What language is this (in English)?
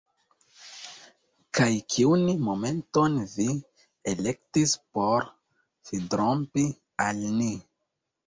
Esperanto